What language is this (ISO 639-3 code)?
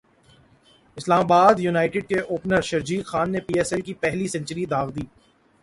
urd